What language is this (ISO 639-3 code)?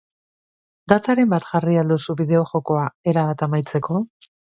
eus